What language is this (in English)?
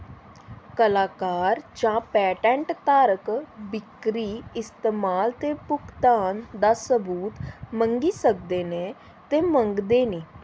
Dogri